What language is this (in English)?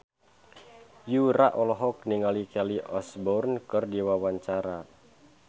Sundanese